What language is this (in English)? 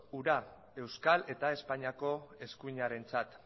Basque